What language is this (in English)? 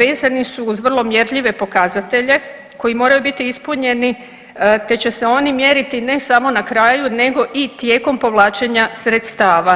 Croatian